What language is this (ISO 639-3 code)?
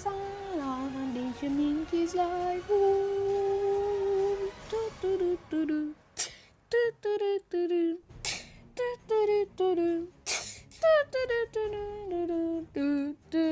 ron